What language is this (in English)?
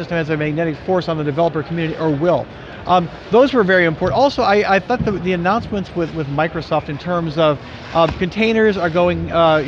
English